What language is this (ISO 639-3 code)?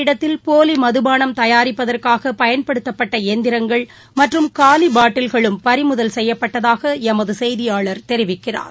tam